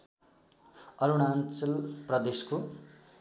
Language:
Nepali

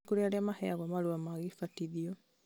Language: Kikuyu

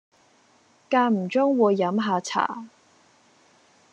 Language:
Cantonese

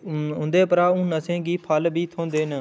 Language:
Dogri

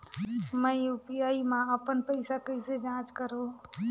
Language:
Chhattisgarhi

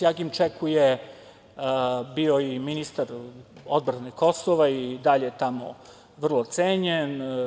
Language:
Serbian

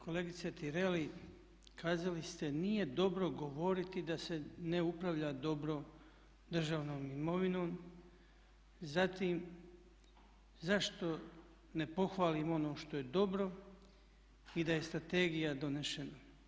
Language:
Croatian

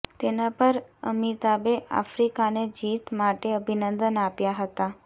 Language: Gujarati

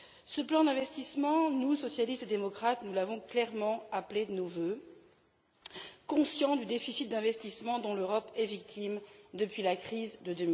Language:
French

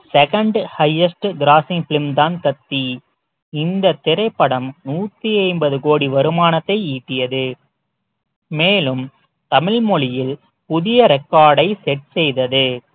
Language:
Tamil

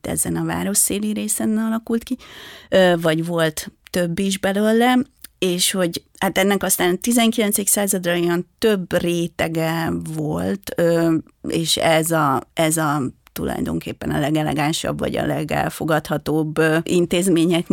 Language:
Hungarian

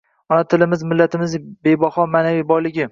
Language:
Uzbek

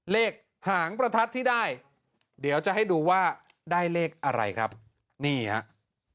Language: Thai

